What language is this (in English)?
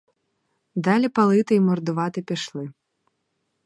Ukrainian